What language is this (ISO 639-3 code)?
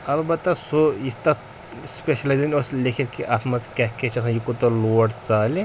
kas